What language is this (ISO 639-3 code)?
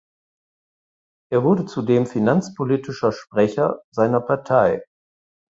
deu